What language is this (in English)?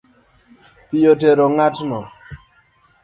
Luo (Kenya and Tanzania)